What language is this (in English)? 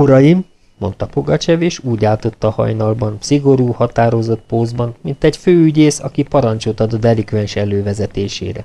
Hungarian